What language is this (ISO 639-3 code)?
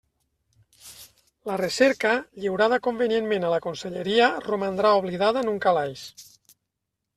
cat